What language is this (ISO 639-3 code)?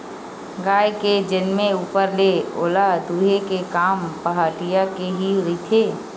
hne